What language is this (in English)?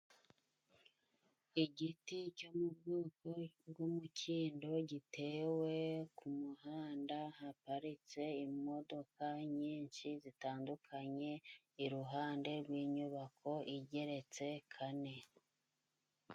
Kinyarwanda